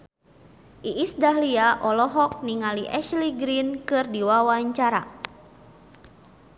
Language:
Sundanese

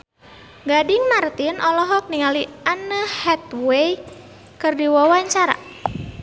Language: Sundanese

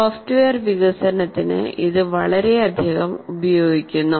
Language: Malayalam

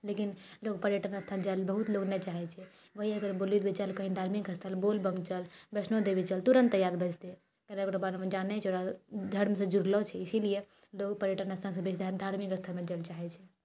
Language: Maithili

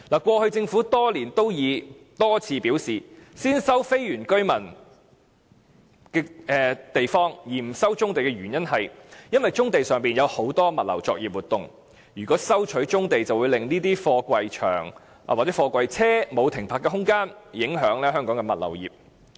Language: Cantonese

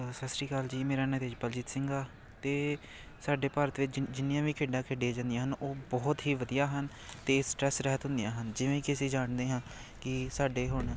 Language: Punjabi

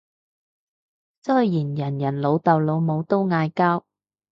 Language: Cantonese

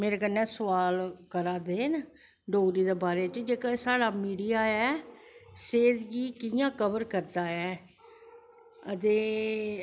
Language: Dogri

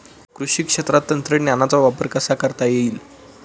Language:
Marathi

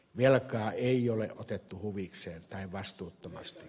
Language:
Finnish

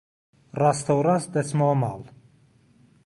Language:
Central Kurdish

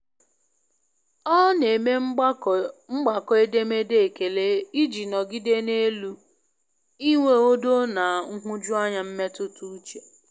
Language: Igbo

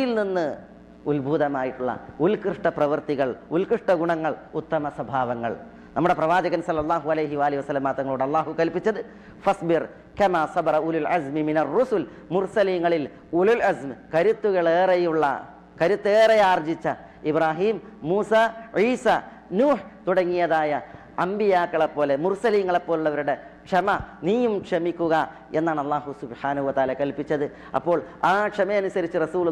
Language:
Arabic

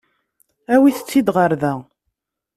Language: Kabyle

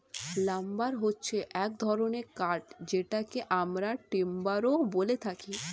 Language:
Bangla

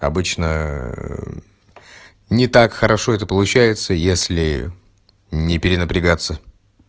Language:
Russian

